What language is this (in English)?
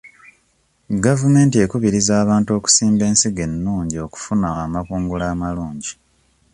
Ganda